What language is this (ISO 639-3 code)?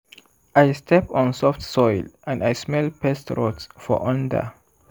pcm